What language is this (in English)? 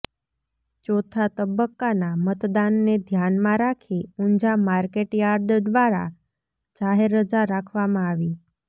Gujarati